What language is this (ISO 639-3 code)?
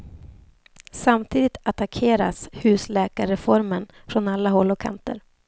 swe